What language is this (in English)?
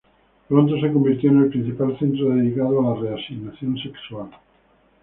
Spanish